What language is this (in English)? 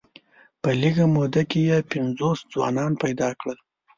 Pashto